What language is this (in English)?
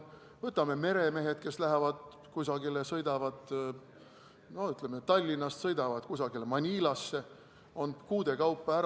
Estonian